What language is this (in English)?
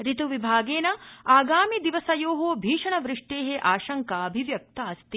Sanskrit